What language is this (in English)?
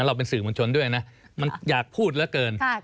Thai